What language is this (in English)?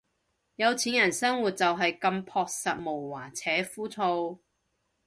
Cantonese